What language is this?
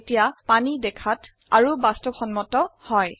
Assamese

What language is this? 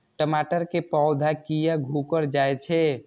Maithili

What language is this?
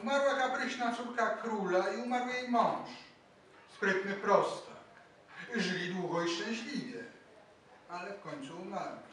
Polish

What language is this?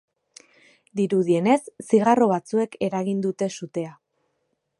Basque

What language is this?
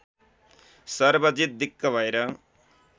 Nepali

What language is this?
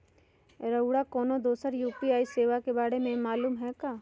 Magahi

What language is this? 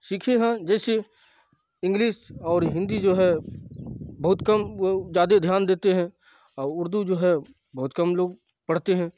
Urdu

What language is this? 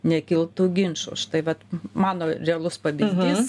Lithuanian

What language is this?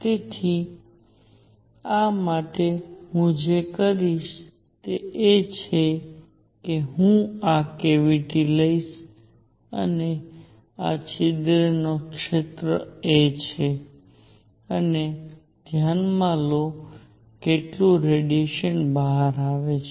Gujarati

